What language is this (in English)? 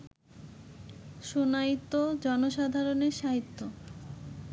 Bangla